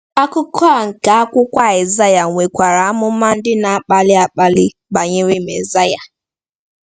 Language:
Igbo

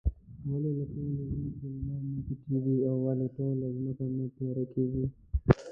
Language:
Pashto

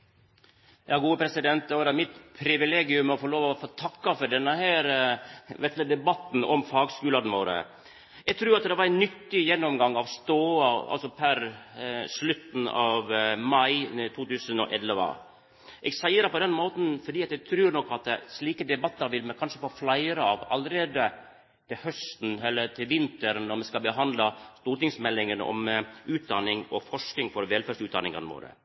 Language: Norwegian Nynorsk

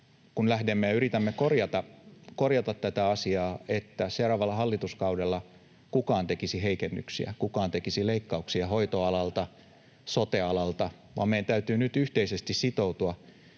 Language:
Finnish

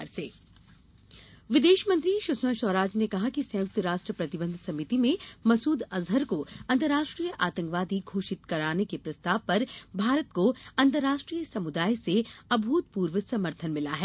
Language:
Hindi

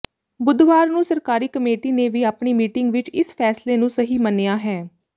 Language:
Punjabi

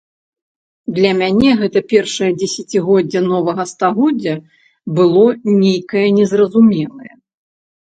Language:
Belarusian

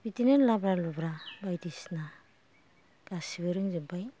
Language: Bodo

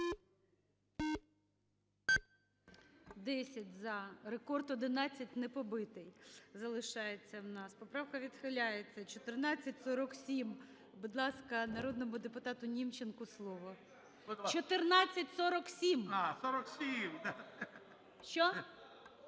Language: Ukrainian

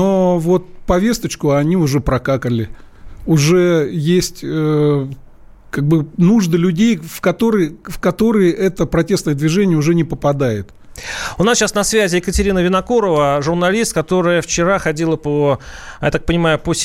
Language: Russian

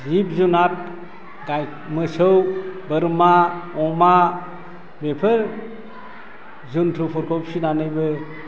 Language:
Bodo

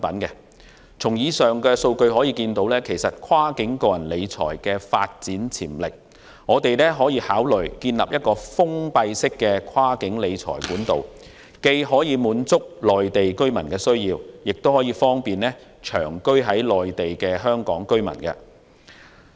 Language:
Cantonese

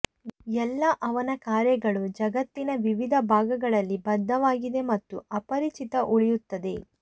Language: Kannada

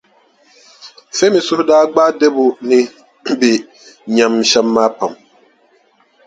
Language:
Dagbani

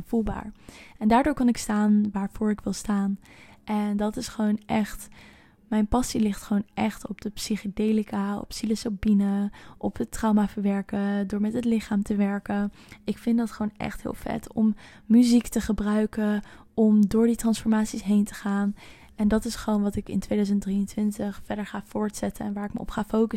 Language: Dutch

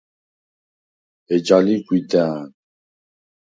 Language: Svan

